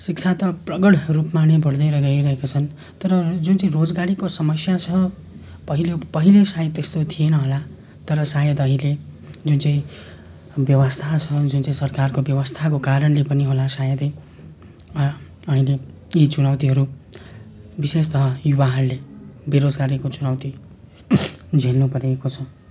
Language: Nepali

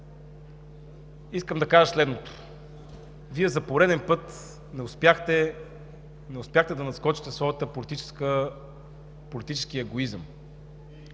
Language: Bulgarian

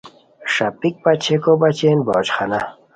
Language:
Khowar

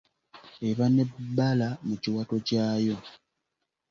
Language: Ganda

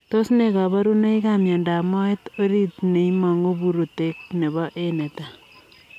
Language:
Kalenjin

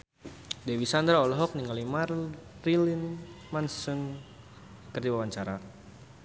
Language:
Sundanese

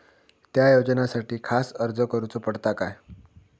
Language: Marathi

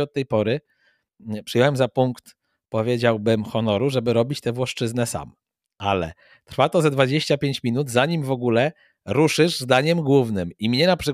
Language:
Polish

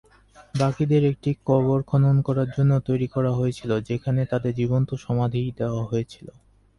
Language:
Bangla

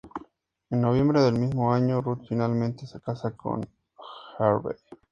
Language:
Spanish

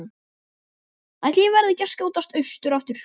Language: Icelandic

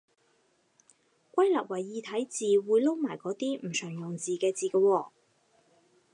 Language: Cantonese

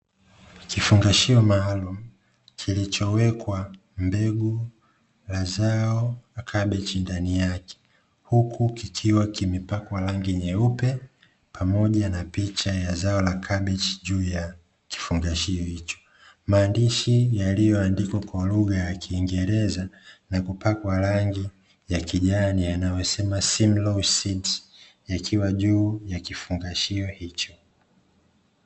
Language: Swahili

